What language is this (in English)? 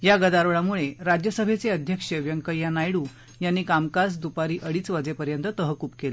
Marathi